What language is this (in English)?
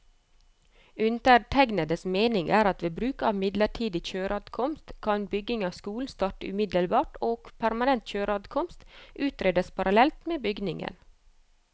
Norwegian